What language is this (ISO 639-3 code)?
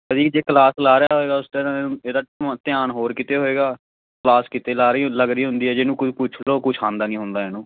pan